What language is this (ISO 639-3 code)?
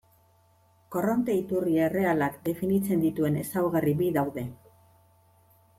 eus